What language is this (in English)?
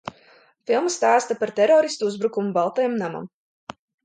Latvian